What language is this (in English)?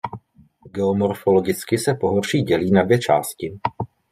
Czech